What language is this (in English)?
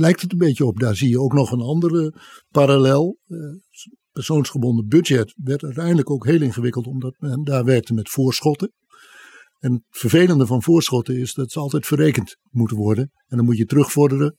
Dutch